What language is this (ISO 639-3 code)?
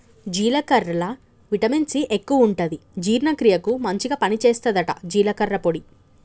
tel